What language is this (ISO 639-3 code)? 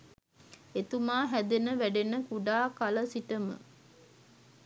sin